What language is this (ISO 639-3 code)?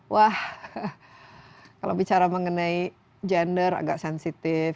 ind